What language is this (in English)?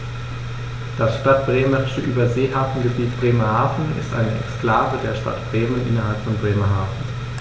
German